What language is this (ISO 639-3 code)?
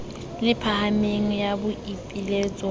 sot